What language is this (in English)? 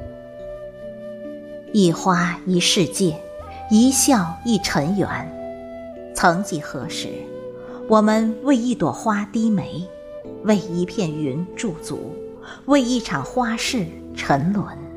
Chinese